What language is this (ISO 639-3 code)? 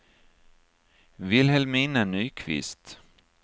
swe